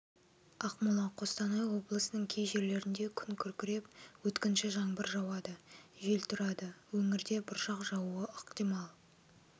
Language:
Kazakh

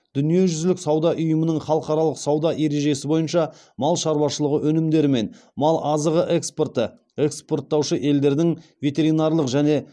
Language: Kazakh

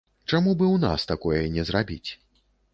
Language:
Belarusian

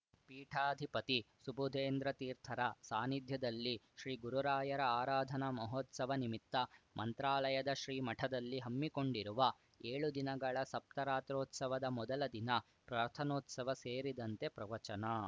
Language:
Kannada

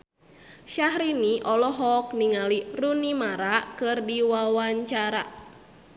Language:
Sundanese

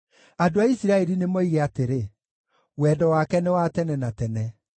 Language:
Kikuyu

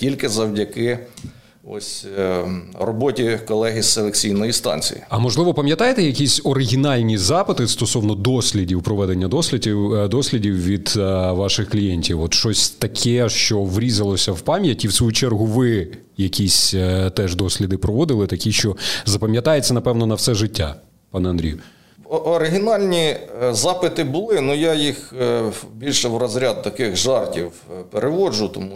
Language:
Ukrainian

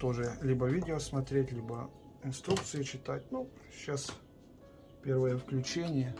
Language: Russian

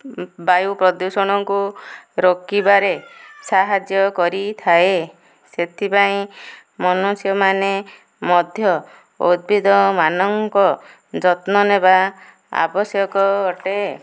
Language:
Odia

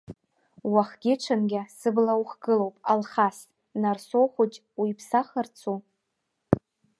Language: Abkhazian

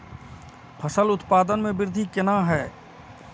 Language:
Maithili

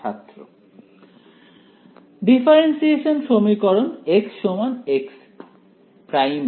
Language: Bangla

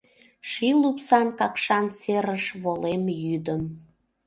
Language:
Mari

